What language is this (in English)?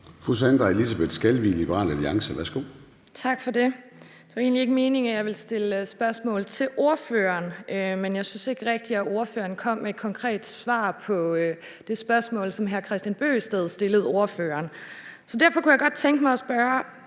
Danish